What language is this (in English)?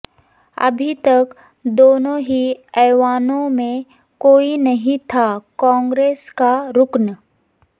Urdu